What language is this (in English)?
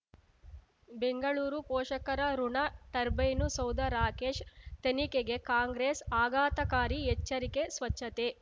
Kannada